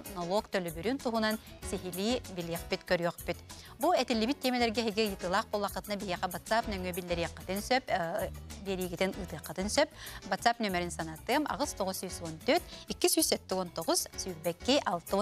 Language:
Turkish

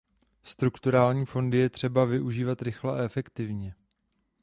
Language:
Czech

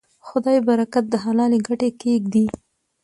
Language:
Pashto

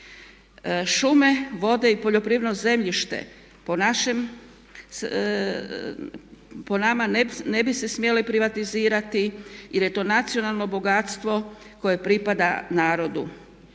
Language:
Croatian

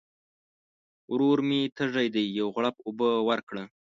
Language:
Pashto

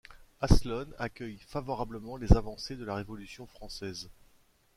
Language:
French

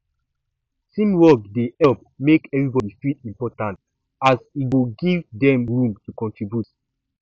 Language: Nigerian Pidgin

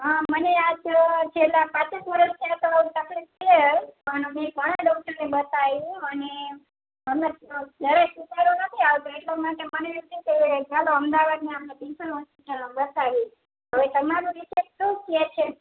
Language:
Gujarati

